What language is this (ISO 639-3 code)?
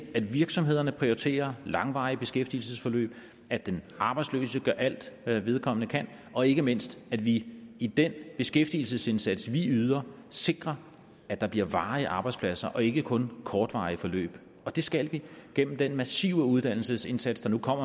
dan